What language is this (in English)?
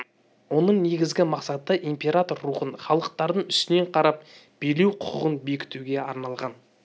Kazakh